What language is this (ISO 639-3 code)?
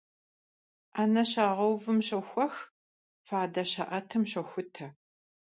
kbd